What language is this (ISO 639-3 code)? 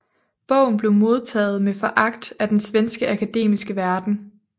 dan